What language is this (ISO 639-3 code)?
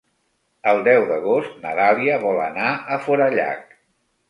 cat